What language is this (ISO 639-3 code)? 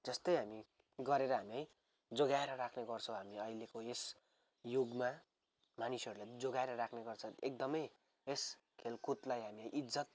nep